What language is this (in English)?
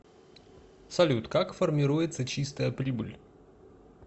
Russian